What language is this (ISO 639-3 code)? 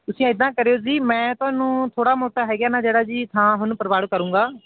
pan